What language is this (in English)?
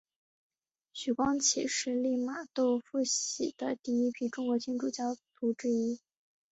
Chinese